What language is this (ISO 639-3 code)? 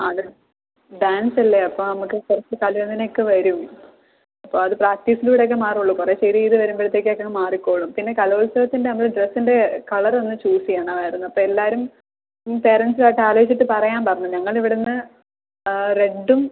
mal